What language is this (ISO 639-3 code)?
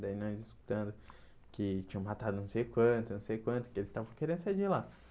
por